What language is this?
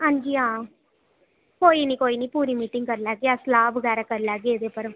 Dogri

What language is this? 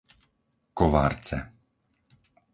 Slovak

